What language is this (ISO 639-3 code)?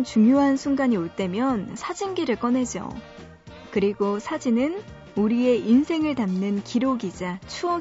kor